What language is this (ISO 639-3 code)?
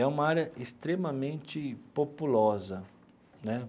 por